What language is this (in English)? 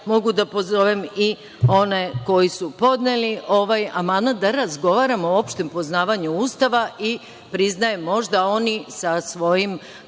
Serbian